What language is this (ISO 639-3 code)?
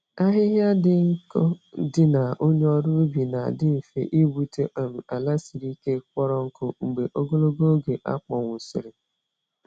ibo